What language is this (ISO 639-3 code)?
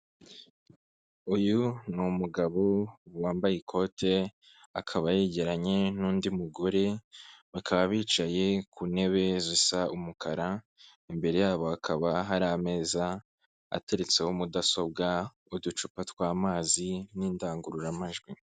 kin